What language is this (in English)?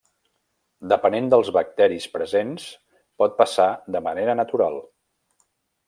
Catalan